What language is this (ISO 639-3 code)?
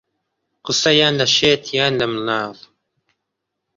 ckb